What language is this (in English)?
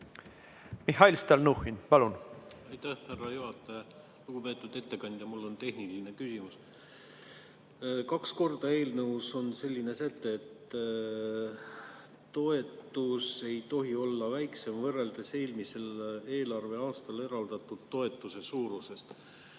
Estonian